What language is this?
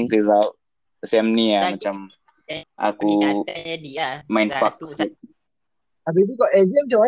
Malay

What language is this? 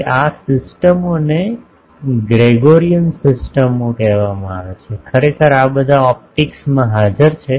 Gujarati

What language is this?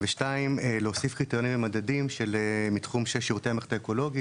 Hebrew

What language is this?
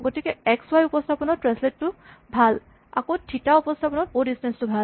Assamese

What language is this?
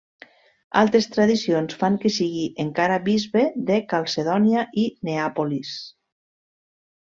Catalan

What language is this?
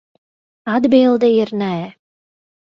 Latvian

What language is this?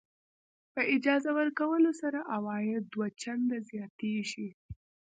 Pashto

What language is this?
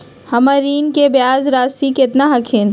Magahi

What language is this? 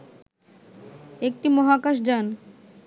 Bangla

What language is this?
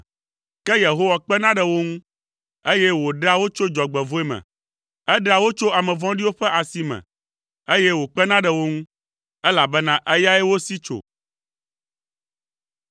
Ewe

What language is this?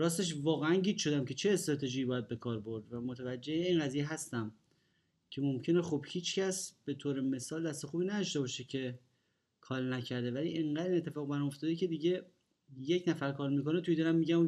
Persian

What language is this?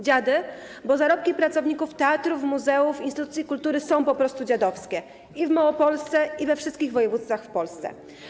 Polish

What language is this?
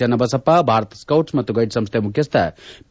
Kannada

